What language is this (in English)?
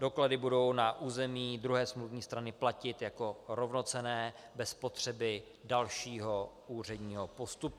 Czech